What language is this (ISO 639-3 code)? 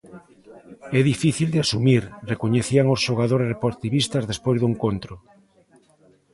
glg